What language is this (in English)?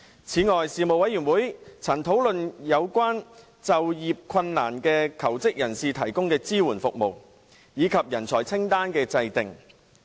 Cantonese